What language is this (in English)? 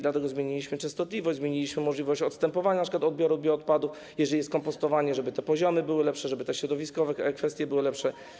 Polish